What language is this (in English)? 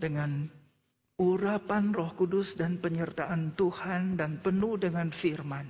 Indonesian